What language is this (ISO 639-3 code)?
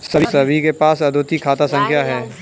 hin